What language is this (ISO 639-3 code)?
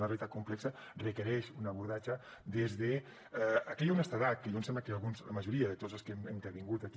cat